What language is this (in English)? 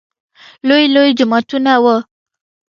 Pashto